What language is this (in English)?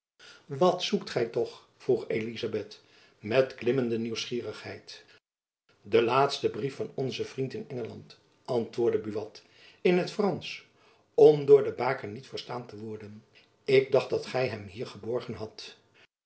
Dutch